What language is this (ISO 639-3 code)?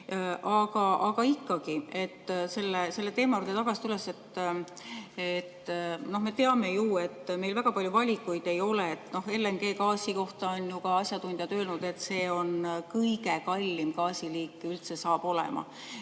est